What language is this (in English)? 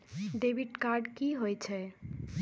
Maithili